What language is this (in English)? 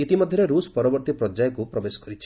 Odia